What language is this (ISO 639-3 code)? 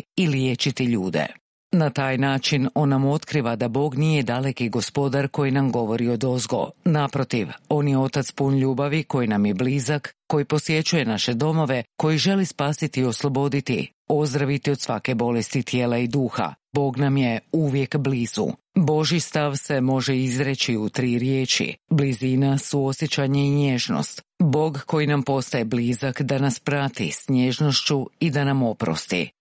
hrv